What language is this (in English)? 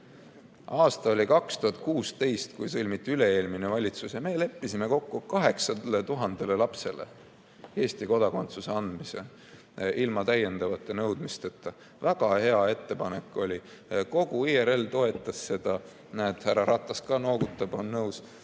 Estonian